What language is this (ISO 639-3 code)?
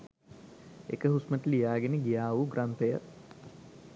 sin